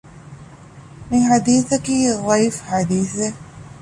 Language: Divehi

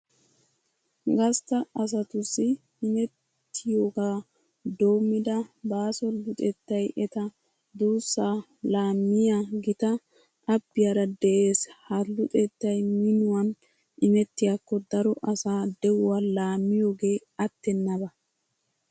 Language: Wolaytta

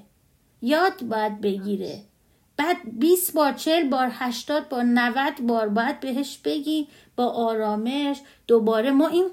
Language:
Persian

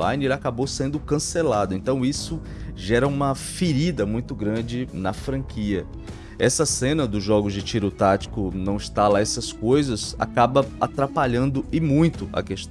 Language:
Portuguese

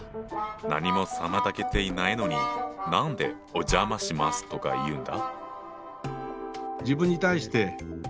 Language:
Japanese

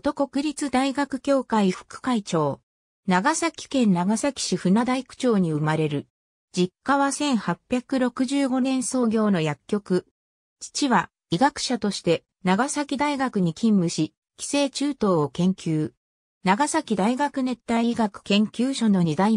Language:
Japanese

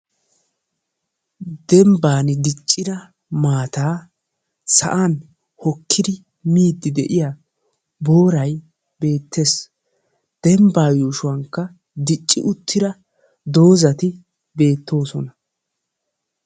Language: Wolaytta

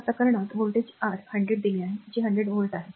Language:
Marathi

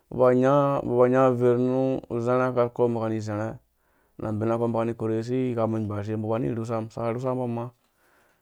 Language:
Dũya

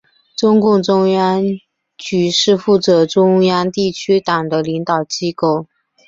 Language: Chinese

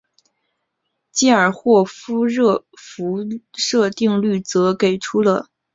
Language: Chinese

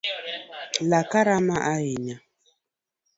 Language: Luo (Kenya and Tanzania)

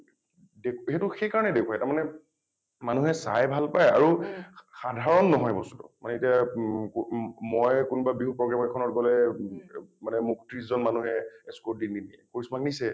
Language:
Assamese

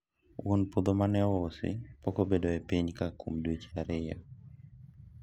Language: Luo (Kenya and Tanzania)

